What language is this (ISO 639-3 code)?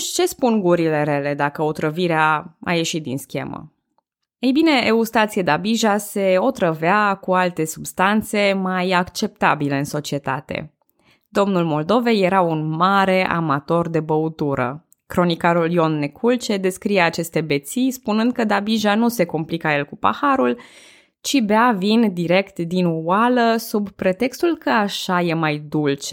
ron